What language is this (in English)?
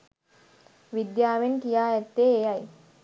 Sinhala